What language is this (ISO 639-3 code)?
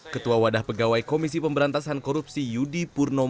ind